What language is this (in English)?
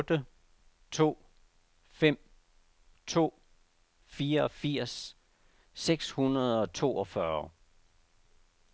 Danish